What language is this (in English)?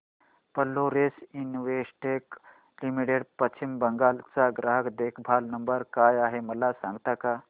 Marathi